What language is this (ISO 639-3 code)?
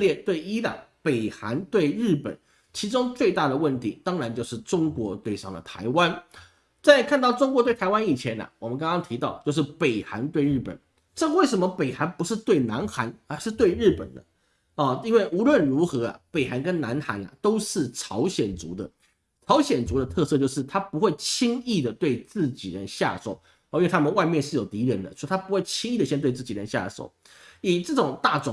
zho